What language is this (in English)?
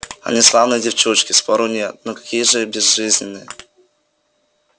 Russian